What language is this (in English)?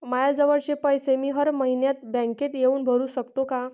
Marathi